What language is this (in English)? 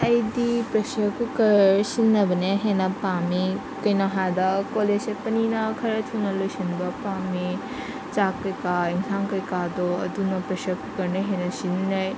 Manipuri